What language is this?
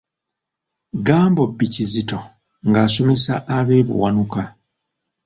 Ganda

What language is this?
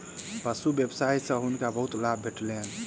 Maithili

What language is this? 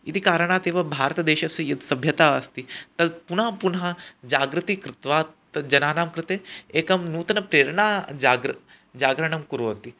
Sanskrit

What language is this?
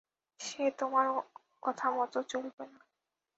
Bangla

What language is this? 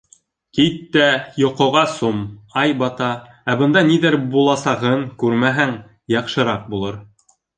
Bashkir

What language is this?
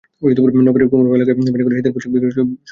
Bangla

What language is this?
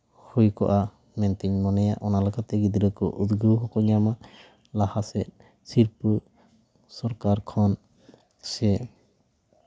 Santali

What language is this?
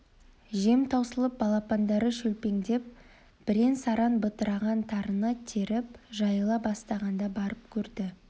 Kazakh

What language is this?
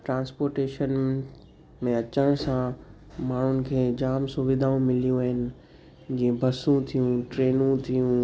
Sindhi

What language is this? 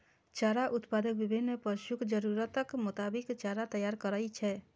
Maithili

